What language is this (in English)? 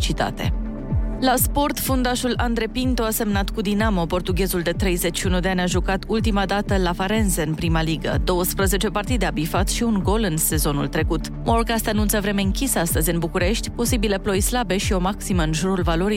Romanian